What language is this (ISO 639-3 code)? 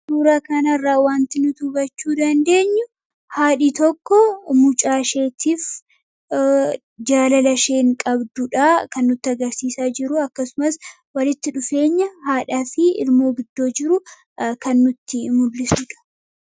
orm